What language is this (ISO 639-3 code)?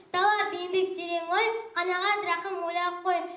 kaz